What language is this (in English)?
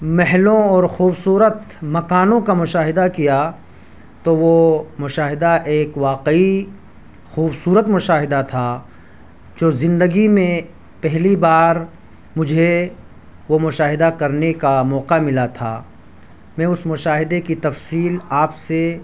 Urdu